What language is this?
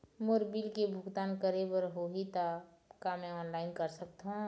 Chhattisgarhi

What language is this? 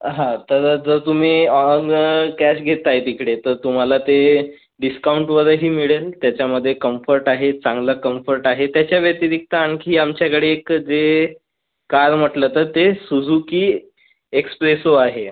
Marathi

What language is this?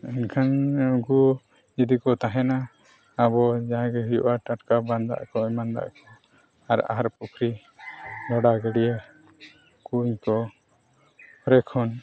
Santali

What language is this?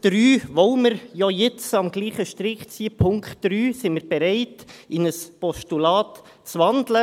Swiss German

